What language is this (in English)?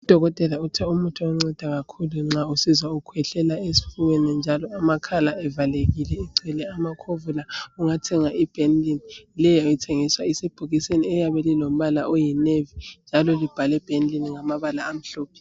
North Ndebele